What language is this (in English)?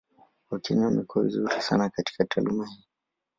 Swahili